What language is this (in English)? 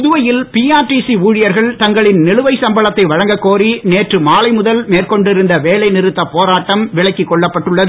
Tamil